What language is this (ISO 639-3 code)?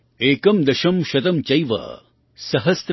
guj